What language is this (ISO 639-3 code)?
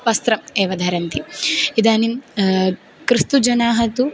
san